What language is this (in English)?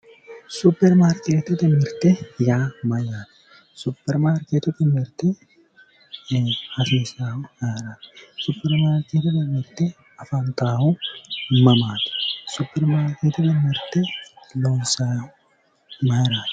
Sidamo